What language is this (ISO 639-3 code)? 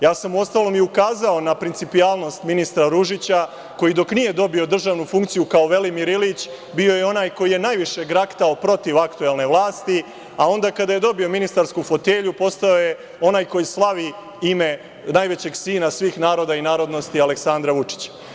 srp